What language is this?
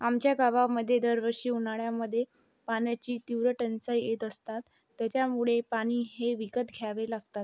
Marathi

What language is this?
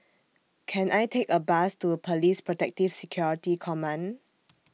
English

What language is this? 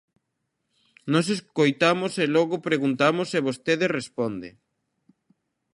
Galician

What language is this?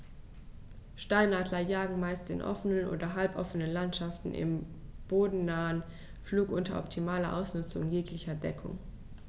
German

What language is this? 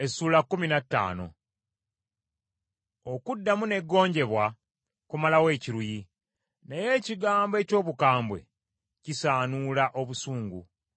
Ganda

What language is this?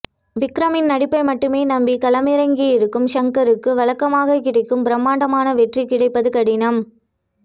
Tamil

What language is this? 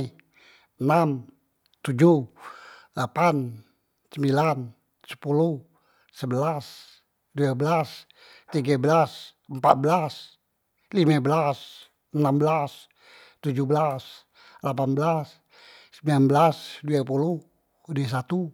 Musi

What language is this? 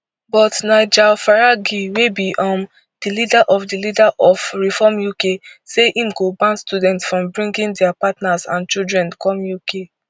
Nigerian Pidgin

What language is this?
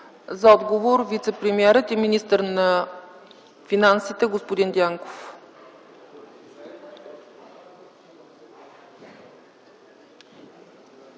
Bulgarian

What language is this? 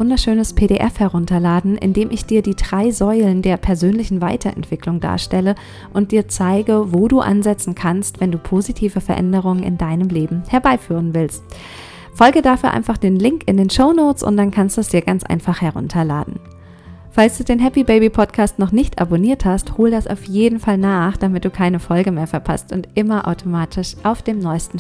German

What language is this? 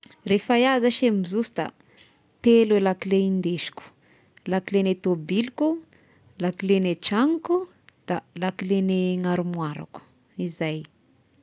Tesaka Malagasy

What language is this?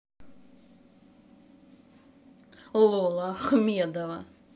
Russian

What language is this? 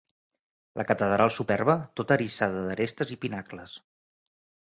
Catalan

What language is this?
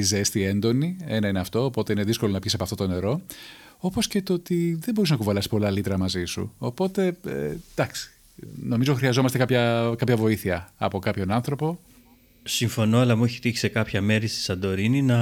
Greek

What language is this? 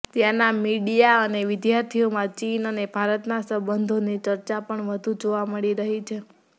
Gujarati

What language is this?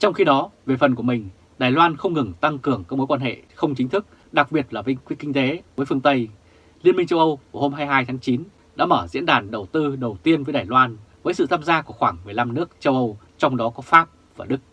Vietnamese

